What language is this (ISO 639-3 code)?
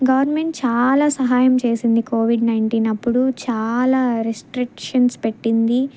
tel